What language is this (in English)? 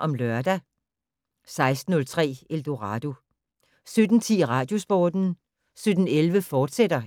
Danish